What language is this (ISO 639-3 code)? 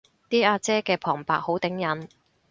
yue